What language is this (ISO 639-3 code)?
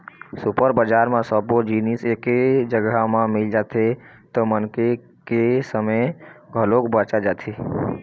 hne